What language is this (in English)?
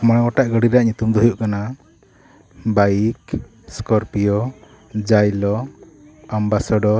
Santali